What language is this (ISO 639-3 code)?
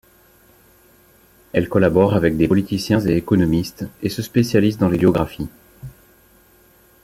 fra